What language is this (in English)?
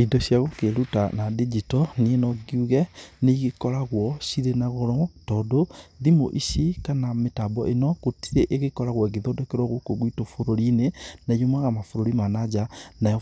Kikuyu